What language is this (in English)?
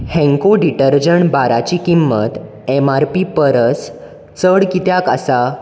Konkani